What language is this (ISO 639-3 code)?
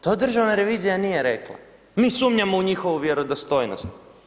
hrv